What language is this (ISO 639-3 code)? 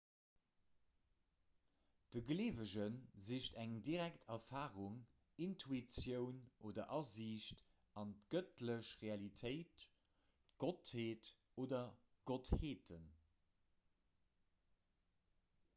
ltz